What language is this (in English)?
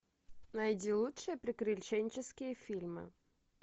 Russian